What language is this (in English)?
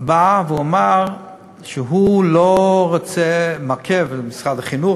Hebrew